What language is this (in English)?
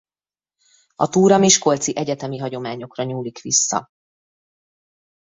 Hungarian